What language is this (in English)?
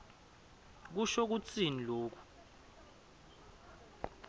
Swati